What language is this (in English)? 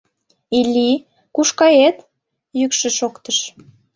Mari